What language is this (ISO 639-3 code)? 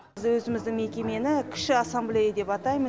kaz